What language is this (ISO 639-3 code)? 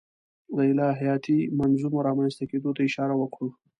pus